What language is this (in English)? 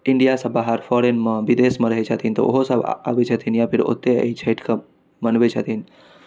Maithili